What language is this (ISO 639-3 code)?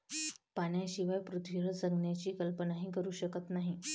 mar